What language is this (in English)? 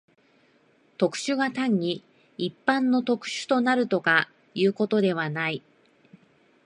Japanese